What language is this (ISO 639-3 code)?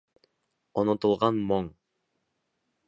bak